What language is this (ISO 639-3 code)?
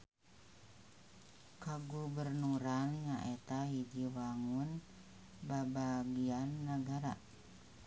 sun